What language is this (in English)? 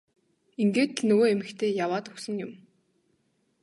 Mongolian